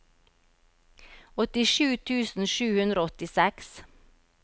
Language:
Norwegian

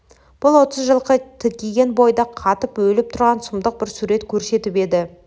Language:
Kazakh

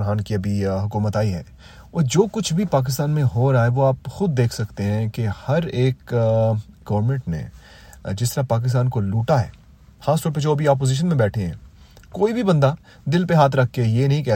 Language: Romanian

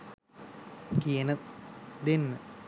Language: Sinhala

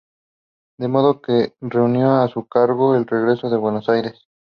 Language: Spanish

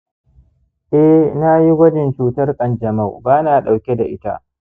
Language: Hausa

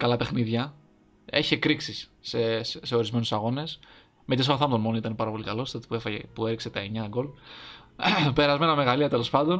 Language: Greek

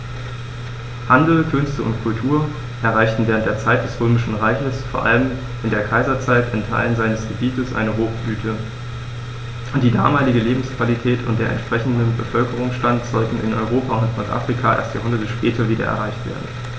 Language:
German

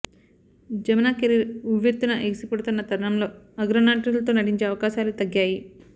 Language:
Telugu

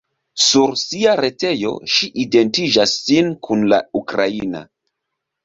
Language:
Esperanto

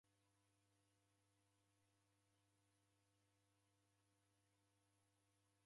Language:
Taita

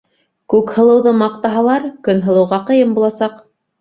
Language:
Bashkir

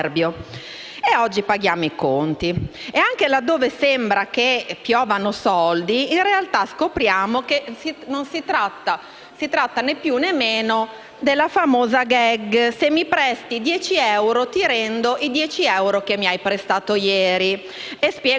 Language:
Italian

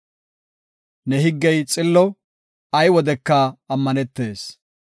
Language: Gofa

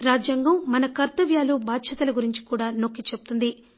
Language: Telugu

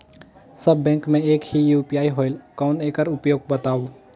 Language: Chhattisgarhi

